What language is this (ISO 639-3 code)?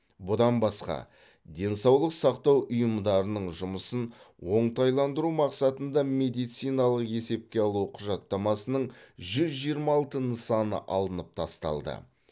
kaz